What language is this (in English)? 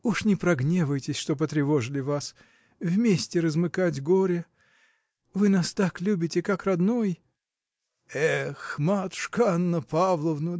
Russian